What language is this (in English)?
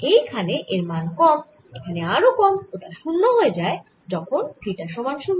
Bangla